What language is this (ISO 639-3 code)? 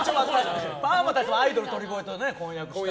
jpn